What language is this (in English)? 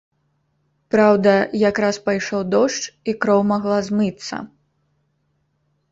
Belarusian